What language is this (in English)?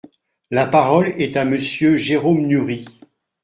French